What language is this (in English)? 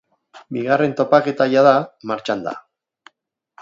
Basque